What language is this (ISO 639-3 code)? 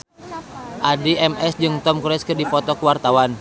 sun